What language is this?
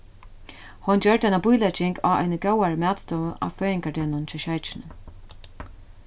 Faroese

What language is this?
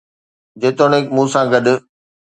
Sindhi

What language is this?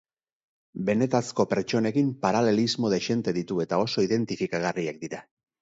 Basque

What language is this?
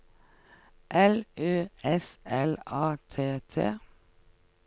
Norwegian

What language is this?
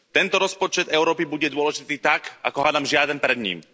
Slovak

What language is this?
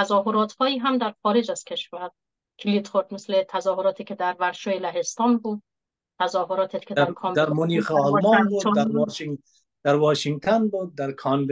Persian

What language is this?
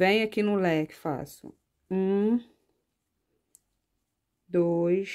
Portuguese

